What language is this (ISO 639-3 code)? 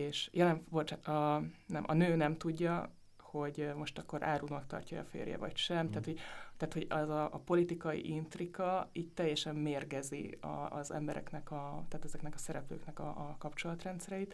hun